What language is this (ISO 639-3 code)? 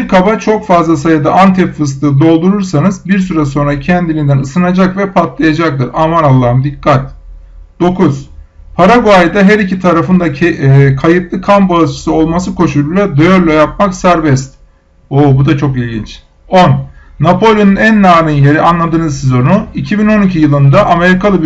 tur